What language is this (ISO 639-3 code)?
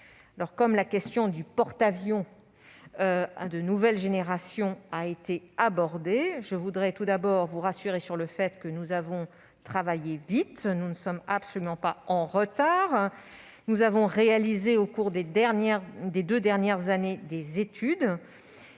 fra